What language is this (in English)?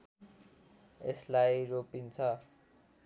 Nepali